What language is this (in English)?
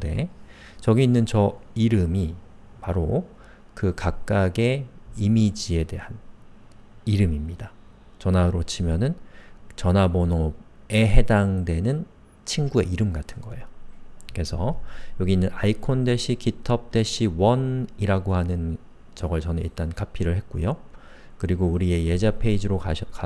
Korean